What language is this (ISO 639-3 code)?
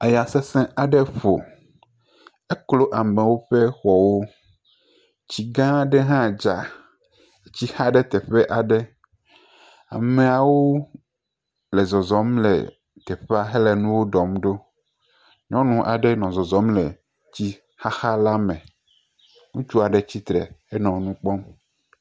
ewe